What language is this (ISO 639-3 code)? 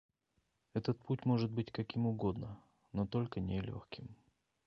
rus